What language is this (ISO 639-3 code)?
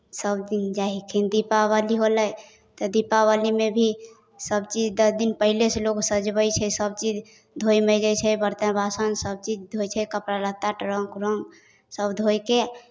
mai